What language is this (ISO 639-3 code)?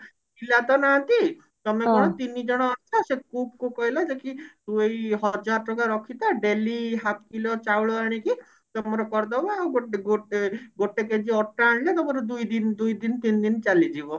ori